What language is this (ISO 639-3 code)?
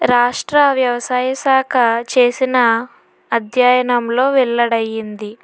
tel